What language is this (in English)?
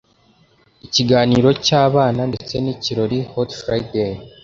Kinyarwanda